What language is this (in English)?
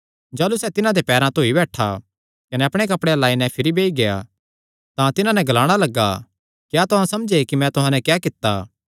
Kangri